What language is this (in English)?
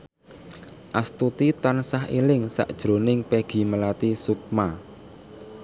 Javanese